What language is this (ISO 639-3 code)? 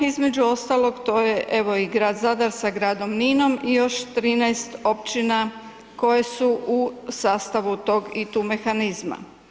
hrv